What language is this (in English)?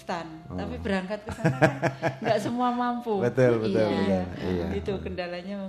Indonesian